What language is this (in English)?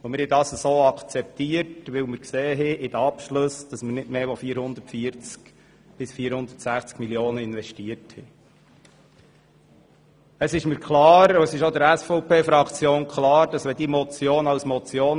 Swiss German